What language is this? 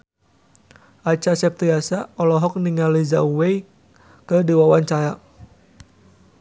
Sundanese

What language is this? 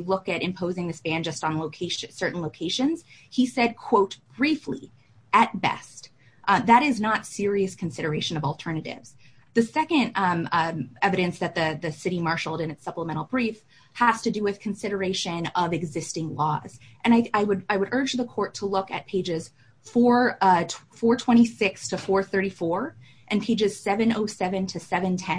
English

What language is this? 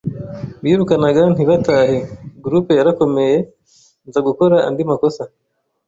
Kinyarwanda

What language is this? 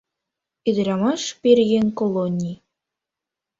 Mari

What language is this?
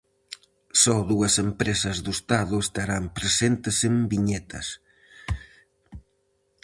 Galician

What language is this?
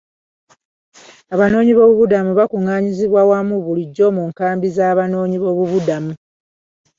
Ganda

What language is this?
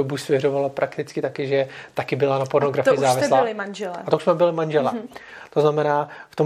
Czech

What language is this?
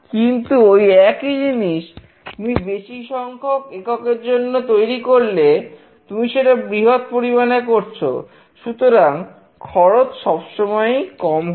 Bangla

